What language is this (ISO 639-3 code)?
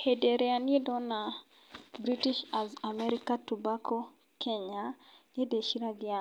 kik